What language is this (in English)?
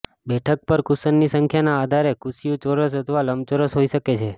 Gujarati